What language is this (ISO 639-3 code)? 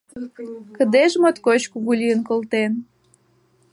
chm